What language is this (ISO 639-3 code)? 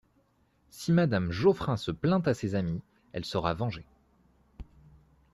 fra